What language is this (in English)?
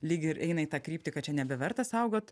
Lithuanian